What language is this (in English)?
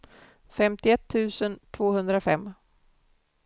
Swedish